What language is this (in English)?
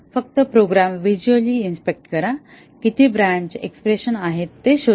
Marathi